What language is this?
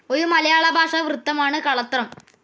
Malayalam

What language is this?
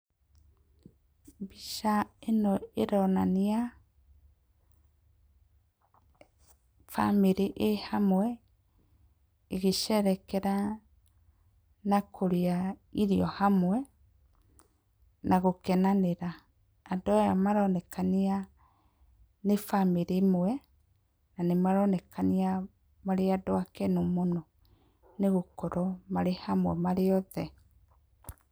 Kikuyu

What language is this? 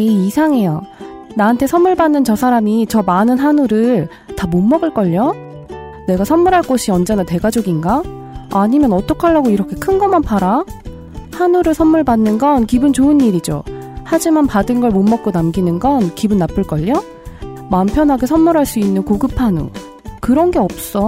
Korean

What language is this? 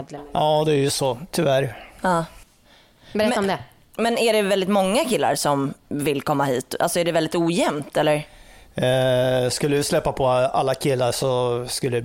Swedish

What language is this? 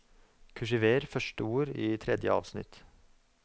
Norwegian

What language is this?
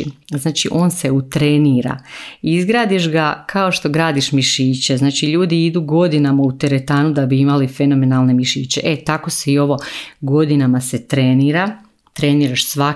Croatian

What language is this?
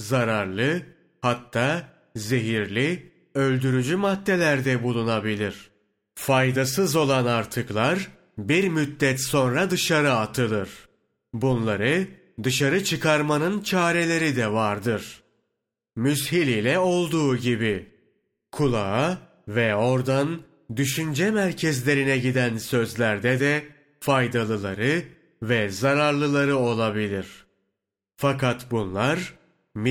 Turkish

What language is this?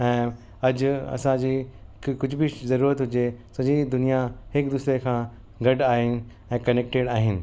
Sindhi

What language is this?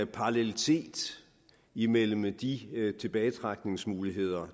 Danish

